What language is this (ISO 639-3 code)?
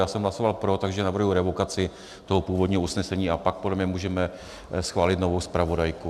ces